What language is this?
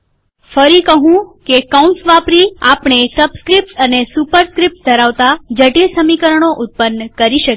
Gujarati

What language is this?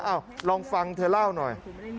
Thai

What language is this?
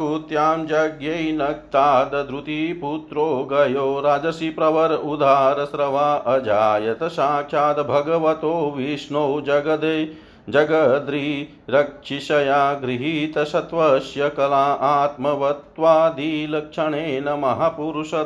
Hindi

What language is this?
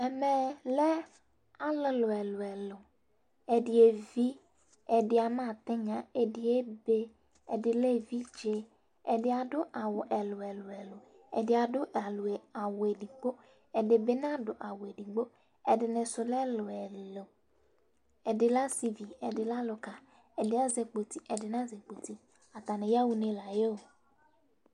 Ikposo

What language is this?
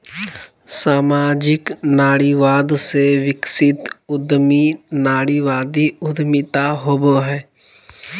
Magahi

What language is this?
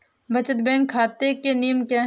Hindi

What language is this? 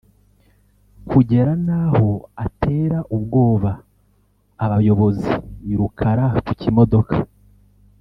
Kinyarwanda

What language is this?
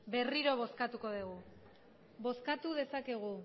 Basque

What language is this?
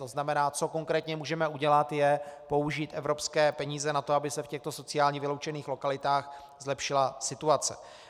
Czech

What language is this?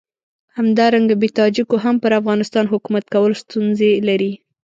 Pashto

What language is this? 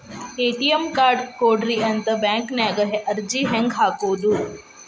Kannada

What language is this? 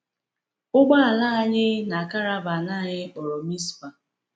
Igbo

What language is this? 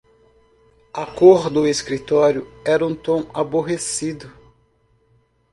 Portuguese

